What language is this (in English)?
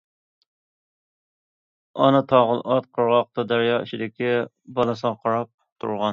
Uyghur